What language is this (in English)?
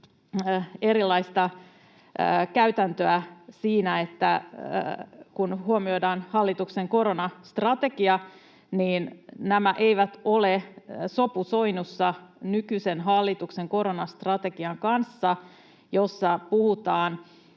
Finnish